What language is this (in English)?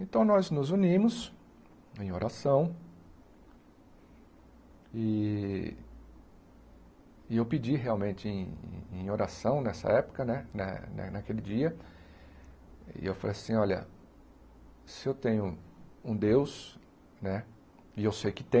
Portuguese